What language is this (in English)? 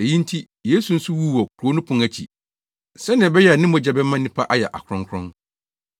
Akan